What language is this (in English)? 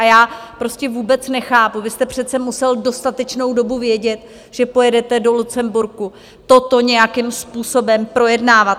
Czech